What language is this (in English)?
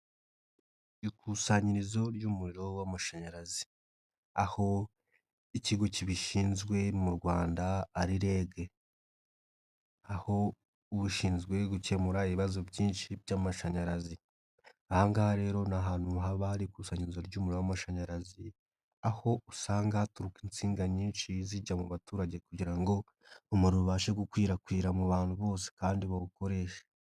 Kinyarwanda